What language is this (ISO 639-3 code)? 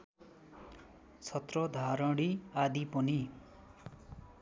nep